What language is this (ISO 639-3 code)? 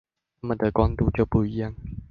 zho